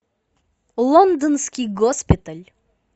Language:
Russian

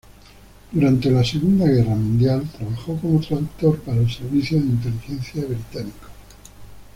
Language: Spanish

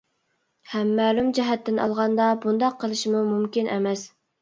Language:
Uyghur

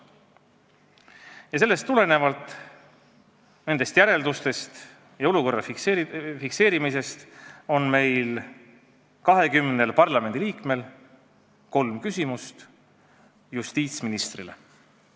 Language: Estonian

